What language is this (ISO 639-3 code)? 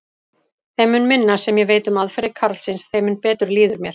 isl